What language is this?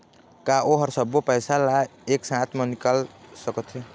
Chhattisgarhi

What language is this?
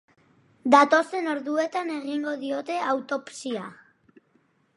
Basque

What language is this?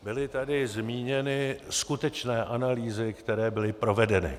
Czech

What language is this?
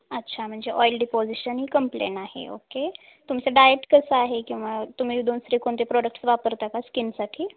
Marathi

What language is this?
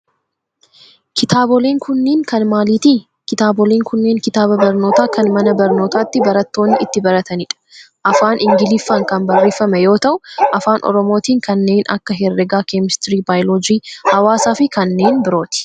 Oromo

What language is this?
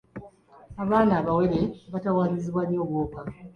Ganda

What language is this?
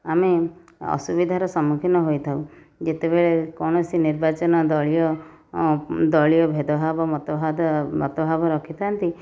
Odia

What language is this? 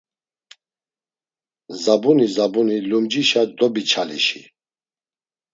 Laz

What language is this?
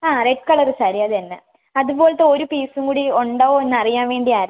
Malayalam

